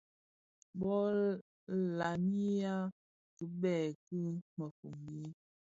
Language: Bafia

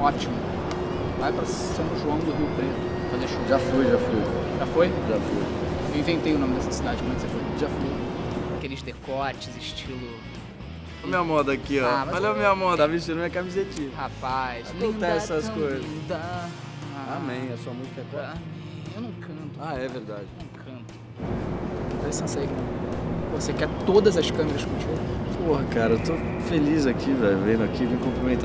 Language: Portuguese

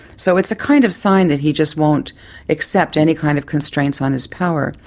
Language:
English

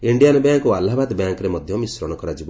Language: Odia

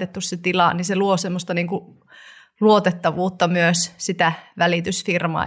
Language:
Finnish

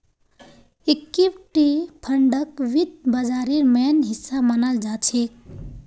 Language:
Magahi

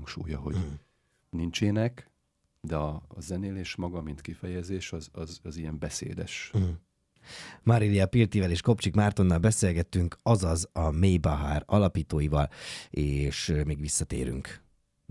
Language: Hungarian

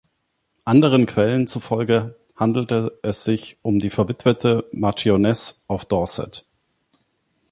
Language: German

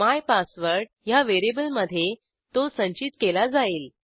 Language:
Marathi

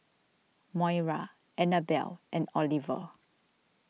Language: English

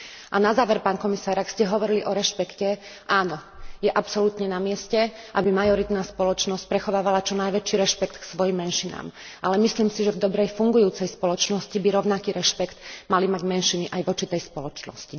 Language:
Slovak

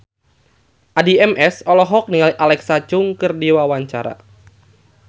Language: Sundanese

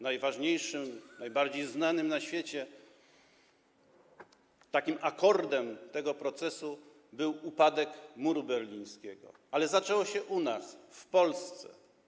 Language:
Polish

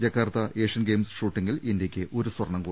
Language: Malayalam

